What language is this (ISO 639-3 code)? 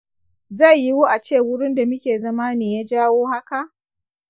hau